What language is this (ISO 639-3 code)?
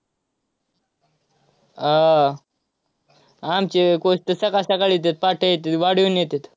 mar